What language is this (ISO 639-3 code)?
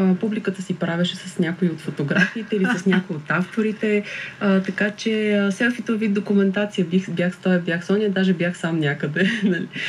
bul